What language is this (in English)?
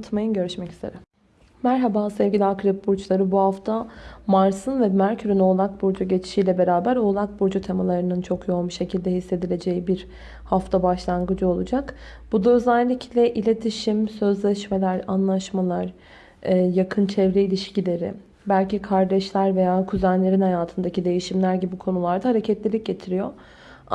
Turkish